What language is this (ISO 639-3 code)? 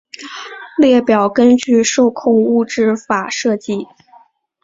zho